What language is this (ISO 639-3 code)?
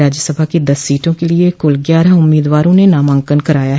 hin